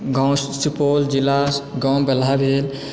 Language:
Maithili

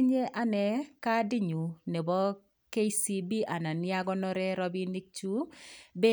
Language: Kalenjin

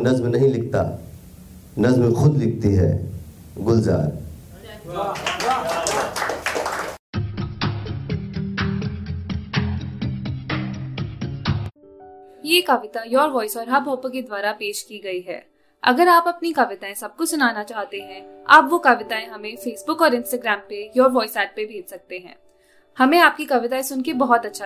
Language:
Hindi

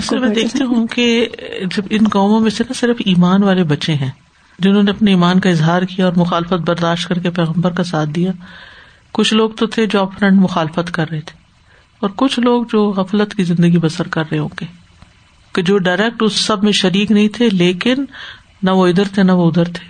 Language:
Urdu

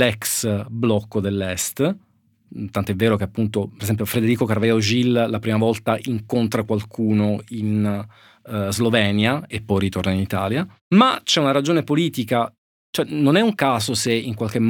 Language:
Italian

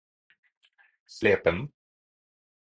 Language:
Norwegian Bokmål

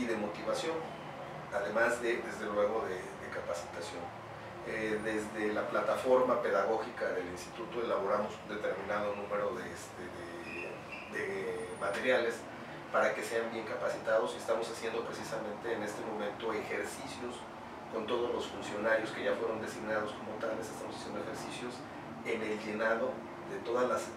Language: Spanish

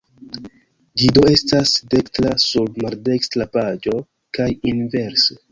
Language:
Esperanto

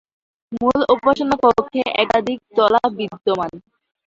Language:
Bangla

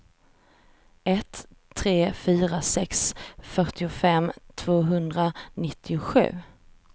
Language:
Swedish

